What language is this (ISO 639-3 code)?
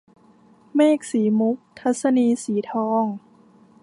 tha